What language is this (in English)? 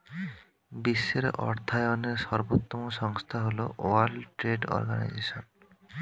Bangla